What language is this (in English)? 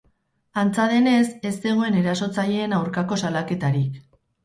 Basque